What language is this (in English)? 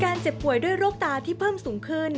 Thai